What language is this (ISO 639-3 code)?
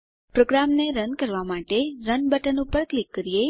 guj